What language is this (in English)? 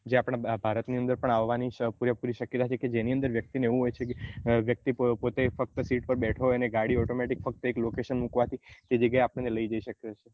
Gujarati